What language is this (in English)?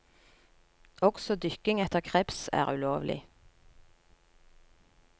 Norwegian